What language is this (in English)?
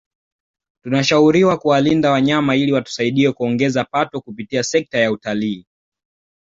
Swahili